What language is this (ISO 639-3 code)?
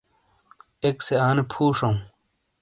scl